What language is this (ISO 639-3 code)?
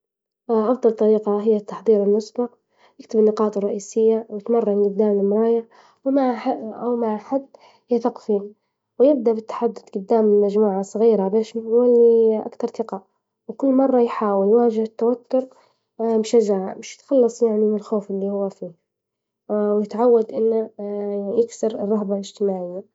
ayl